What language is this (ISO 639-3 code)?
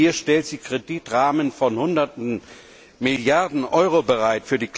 deu